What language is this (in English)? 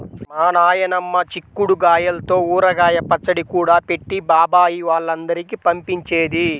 Telugu